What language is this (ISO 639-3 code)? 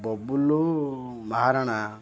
ori